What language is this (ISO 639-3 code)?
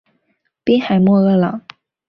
zho